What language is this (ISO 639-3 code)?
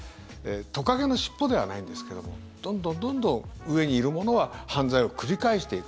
jpn